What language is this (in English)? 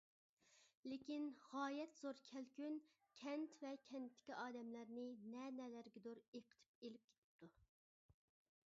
Uyghur